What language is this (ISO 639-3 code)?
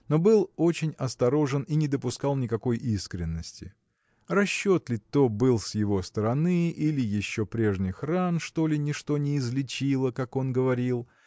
rus